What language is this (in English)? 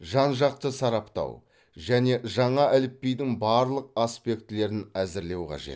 Kazakh